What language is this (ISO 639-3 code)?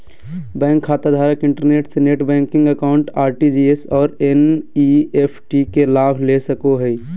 mag